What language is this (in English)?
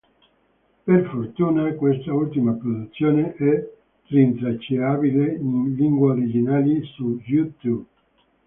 Italian